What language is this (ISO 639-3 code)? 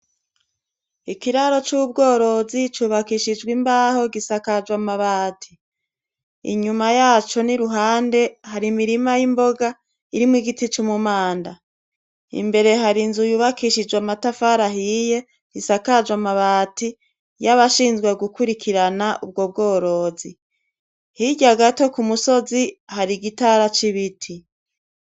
run